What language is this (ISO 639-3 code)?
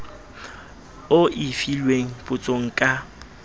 sot